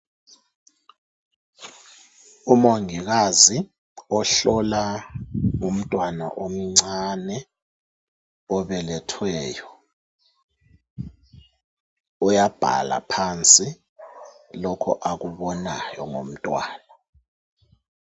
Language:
North Ndebele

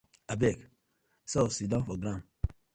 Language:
Nigerian Pidgin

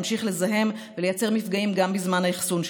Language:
Hebrew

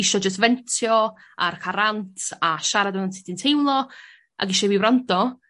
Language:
Welsh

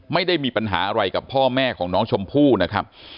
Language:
Thai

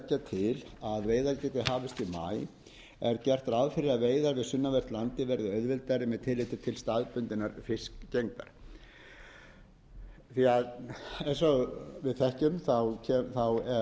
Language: Icelandic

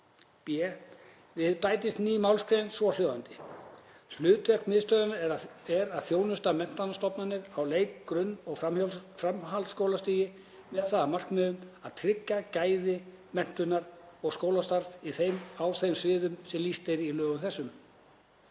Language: Icelandic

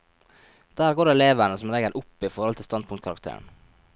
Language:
Norwegian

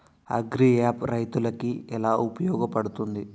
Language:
Telugu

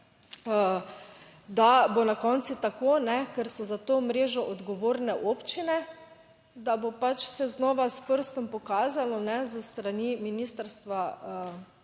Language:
Slovenian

